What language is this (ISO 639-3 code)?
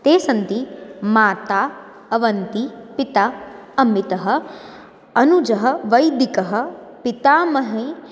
san